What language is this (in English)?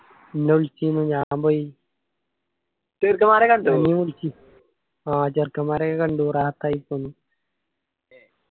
Malayalam